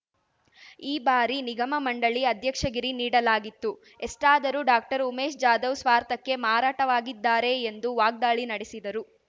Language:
Kannada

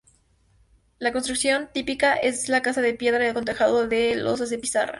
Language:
Spanish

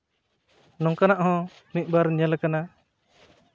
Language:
Santali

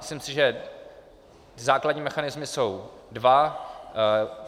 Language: Czech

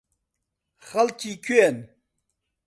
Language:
Central Kurdish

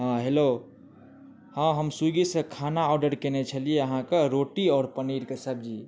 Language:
Maithili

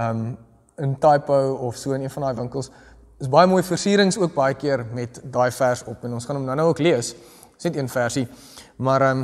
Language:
Dutch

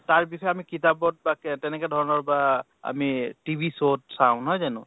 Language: Assamese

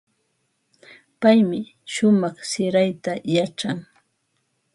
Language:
Ambo-Pasco Quechua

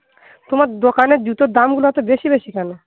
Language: Bangla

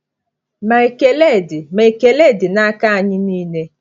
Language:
Igbo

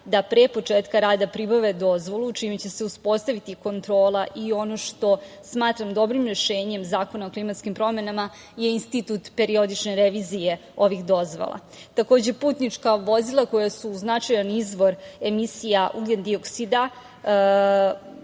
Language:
Serbian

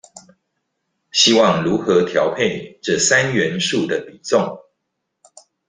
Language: Chinese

